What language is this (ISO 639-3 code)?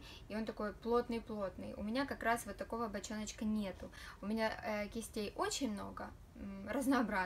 rus